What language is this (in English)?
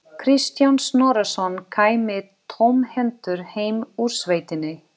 Icelandic